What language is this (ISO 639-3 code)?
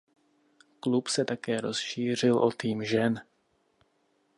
ces